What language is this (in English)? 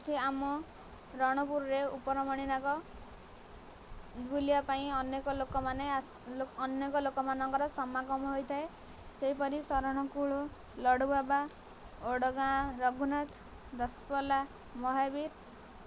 Odia